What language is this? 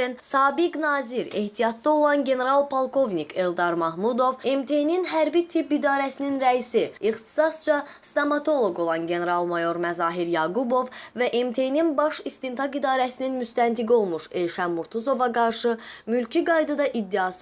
Azerbaijani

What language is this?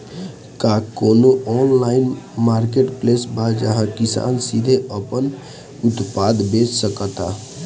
Bhojpuri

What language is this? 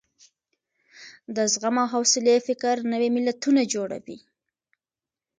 Pashto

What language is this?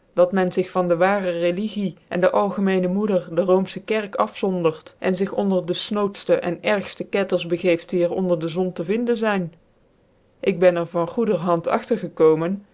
Dutch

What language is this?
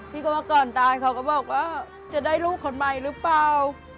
Thai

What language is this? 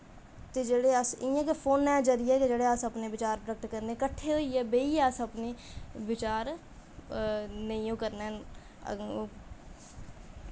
Dogri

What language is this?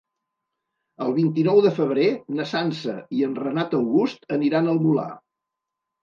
Catalan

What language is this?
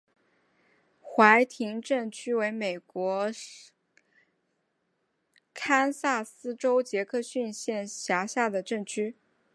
Chinese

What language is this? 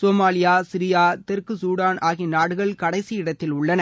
Tamil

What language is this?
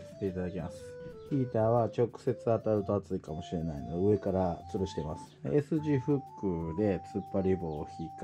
Japanese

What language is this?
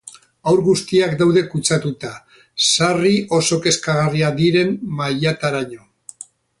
Basque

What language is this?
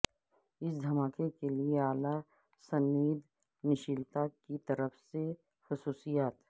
Urdu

